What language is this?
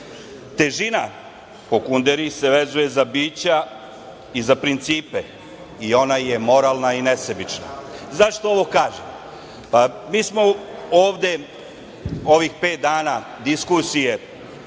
Serbian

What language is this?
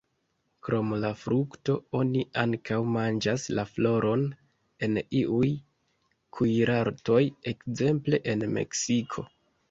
Esperanto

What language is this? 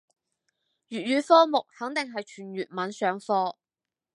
Cantonese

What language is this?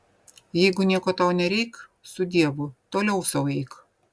Lithuanian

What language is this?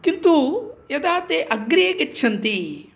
Sanskrit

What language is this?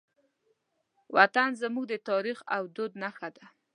Pashto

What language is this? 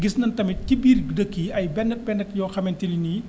Wolof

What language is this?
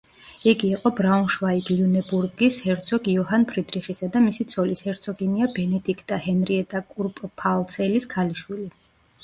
Georgian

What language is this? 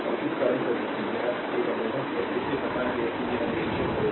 Hindi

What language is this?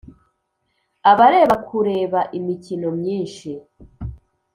Kinyarwanda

